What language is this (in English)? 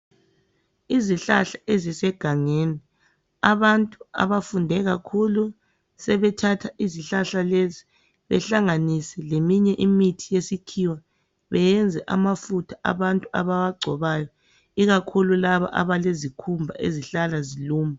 North Ndebele